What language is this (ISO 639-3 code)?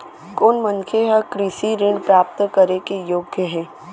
hne